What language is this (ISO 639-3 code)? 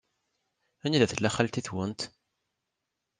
kab